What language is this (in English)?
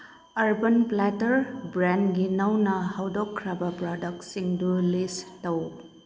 Manipuri